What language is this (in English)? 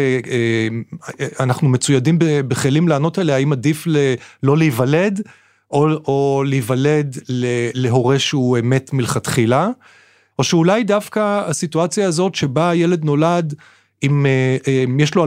Hebrew